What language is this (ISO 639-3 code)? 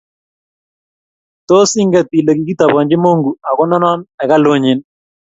kln